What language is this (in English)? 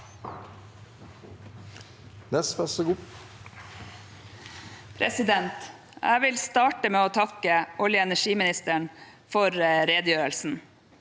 Norwegian